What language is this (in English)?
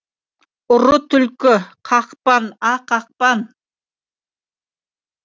Kazakh